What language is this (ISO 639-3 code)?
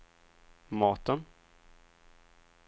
swe